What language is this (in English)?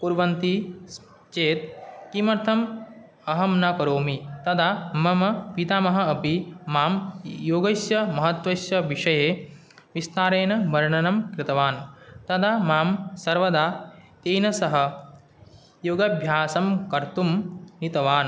Sanskrit